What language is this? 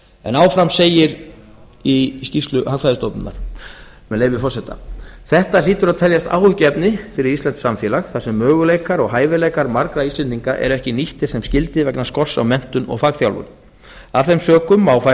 Icelandic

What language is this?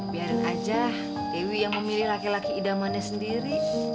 Indonesian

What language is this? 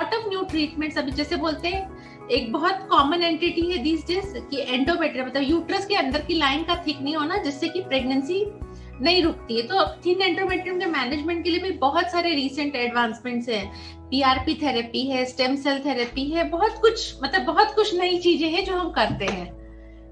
Hindi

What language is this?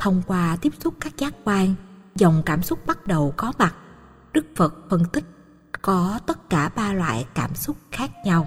Vietnamese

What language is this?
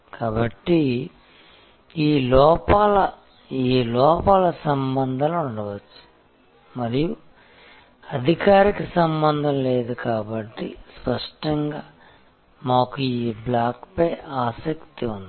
Telugu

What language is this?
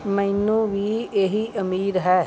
Punjabi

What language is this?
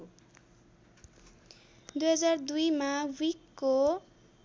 Nepali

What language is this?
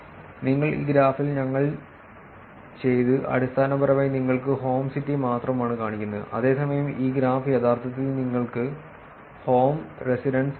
Malayalam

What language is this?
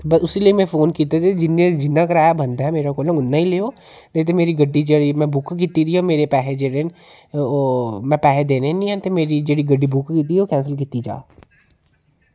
Dogri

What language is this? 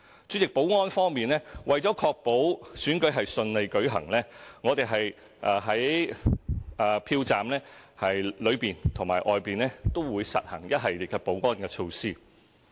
Cantonese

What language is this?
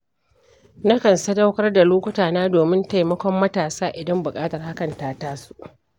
Hausa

